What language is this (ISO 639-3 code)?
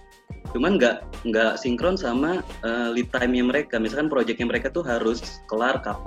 ind